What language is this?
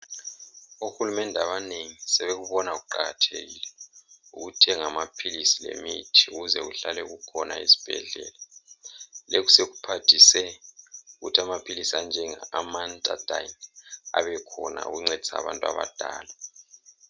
North Ndebele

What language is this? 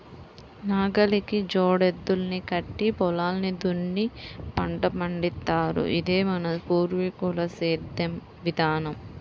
Telugu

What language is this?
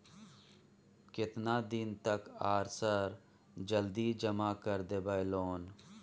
Maithili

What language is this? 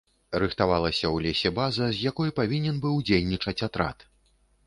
Belarusian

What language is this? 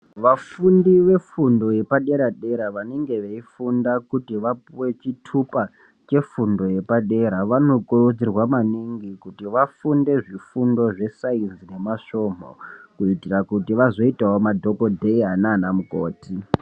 Ndau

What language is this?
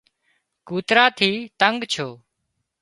Wadiyara Koli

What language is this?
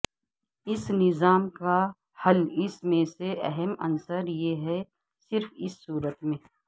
Urdu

